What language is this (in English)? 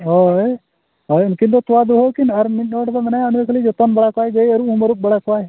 Santali